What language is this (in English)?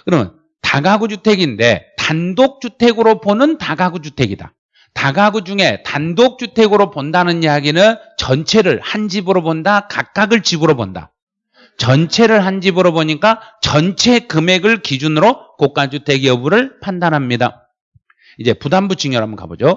Korean